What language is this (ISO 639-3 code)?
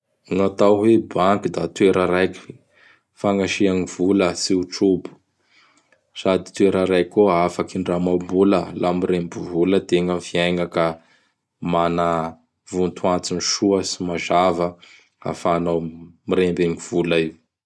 bhr